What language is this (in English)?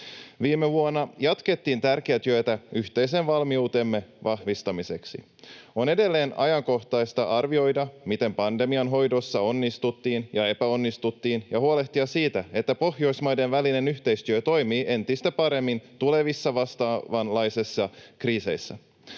Finnish